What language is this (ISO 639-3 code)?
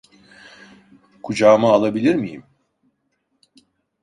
tur